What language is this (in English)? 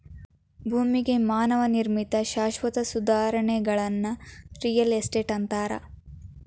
Kannada